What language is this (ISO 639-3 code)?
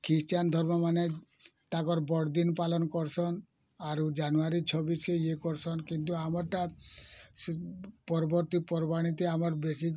ori